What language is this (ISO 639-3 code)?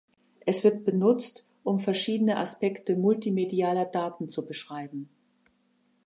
deu